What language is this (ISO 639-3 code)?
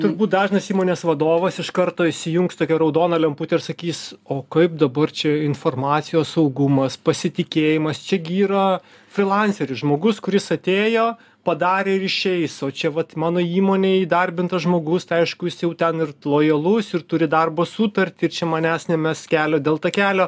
lit